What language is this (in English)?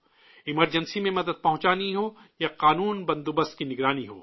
Urdu